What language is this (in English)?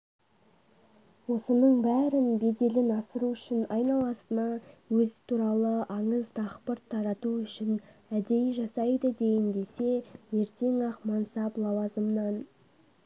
Kazakh